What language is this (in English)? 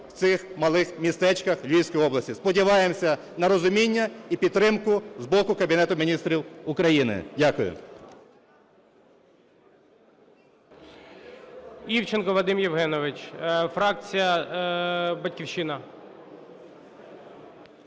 Ukrainian